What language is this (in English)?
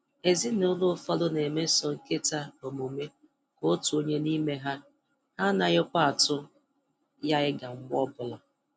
Igbo